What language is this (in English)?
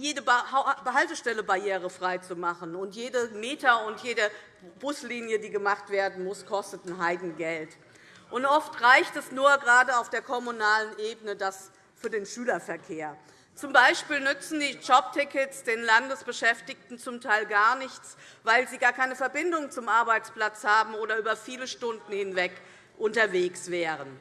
German